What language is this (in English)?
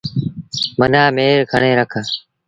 Sindhi Bhil